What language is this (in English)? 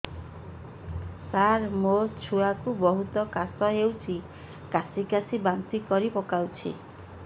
Odia